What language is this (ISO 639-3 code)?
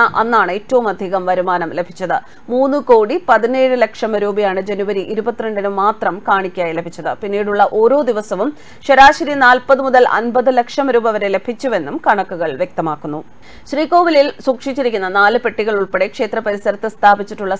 mal